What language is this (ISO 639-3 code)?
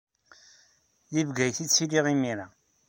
kab